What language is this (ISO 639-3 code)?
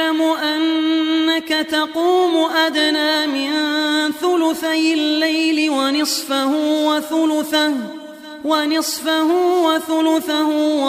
ara